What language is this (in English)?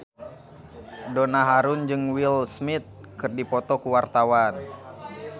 Sundanese